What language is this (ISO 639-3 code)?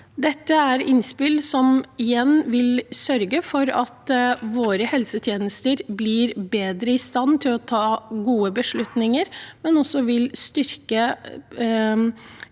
nor